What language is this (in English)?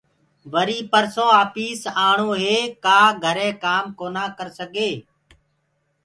Gurgula